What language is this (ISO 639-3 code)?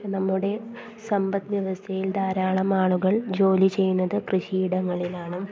mal